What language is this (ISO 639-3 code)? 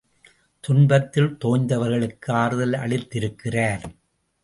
tam